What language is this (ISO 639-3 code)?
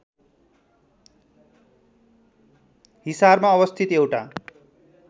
nep